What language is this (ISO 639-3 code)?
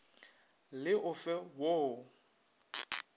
nso